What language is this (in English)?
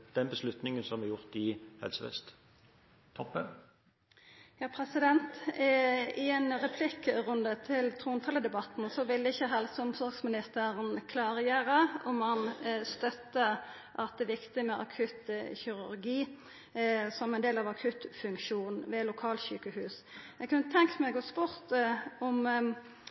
Norwegian